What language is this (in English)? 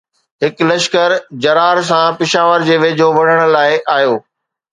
Sindhi